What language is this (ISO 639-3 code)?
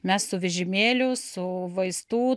lit